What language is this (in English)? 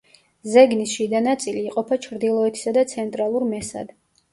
Georgian